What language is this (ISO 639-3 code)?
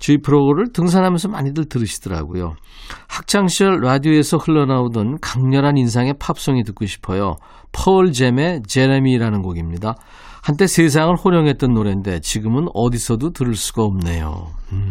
kor